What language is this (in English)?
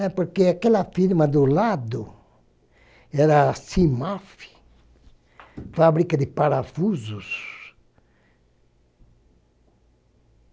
Portuguese